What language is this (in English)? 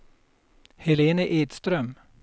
Swedish